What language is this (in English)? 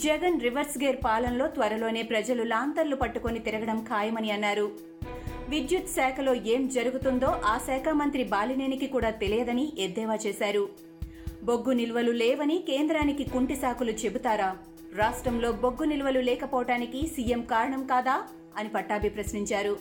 Telugu